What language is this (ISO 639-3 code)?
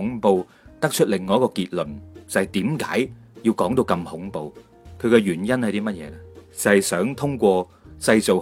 zho